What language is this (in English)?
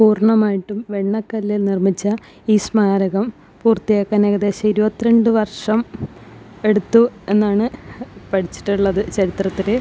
Malayalam